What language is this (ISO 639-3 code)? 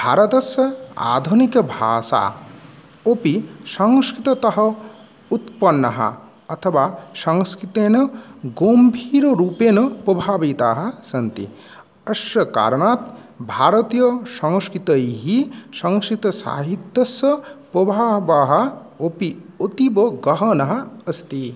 san